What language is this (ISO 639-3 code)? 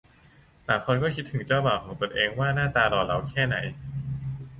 tha